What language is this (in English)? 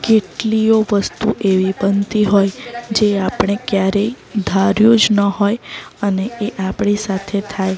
Gujarati